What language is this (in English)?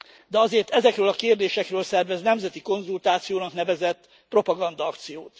Hungarian